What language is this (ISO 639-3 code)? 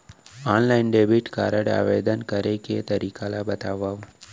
hne